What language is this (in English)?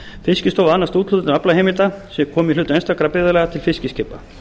Icelandic